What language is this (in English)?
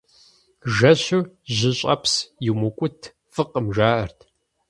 Kabardian